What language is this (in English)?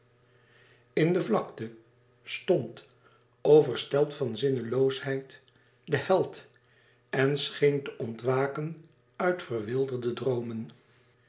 Dutch